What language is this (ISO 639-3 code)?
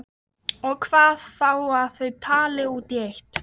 isl